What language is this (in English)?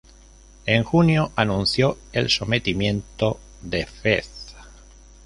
Spanish